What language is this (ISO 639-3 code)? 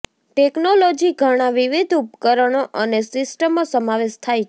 guj